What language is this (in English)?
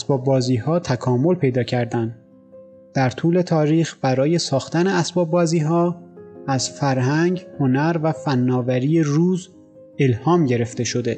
Persian